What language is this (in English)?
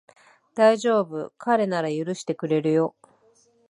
Japanese